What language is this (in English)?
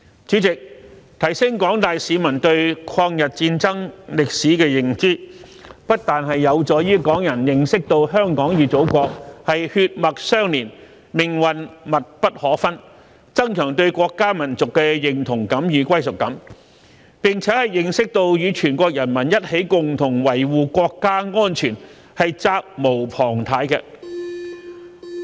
Cantonese